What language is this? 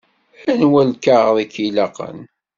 Kabyle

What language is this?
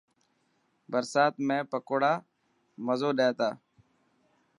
Dhatki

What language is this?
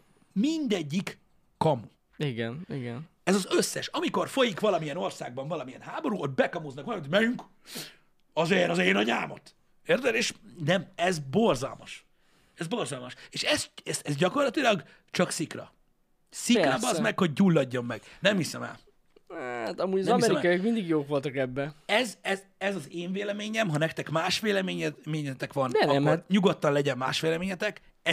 Hungarian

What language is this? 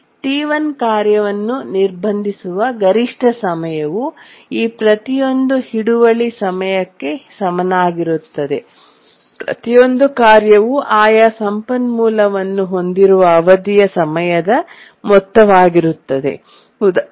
Kannada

